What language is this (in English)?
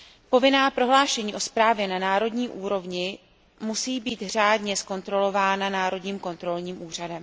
Czech